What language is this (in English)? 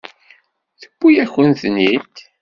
Kabyle